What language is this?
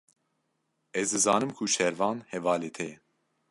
Kurdish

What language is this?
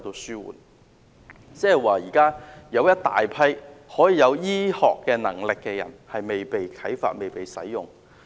Cantonese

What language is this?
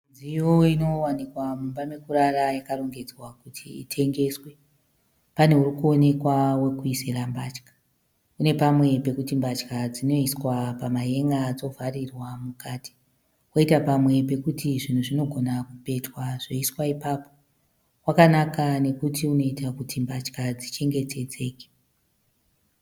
Shona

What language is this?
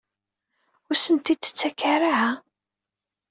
Kabyle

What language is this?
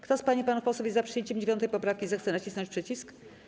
Polish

